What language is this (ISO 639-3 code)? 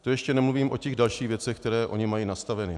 ces